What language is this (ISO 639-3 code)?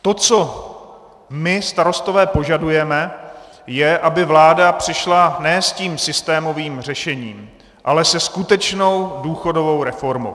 ces